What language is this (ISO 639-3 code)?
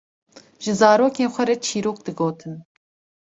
kur